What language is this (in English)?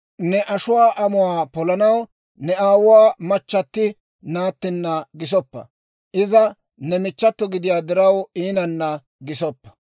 Dawro